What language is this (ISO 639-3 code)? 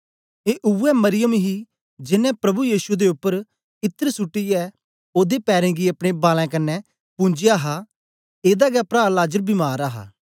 doi